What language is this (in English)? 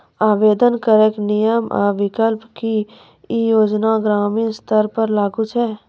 Maithili